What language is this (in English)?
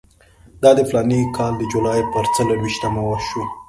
Pashto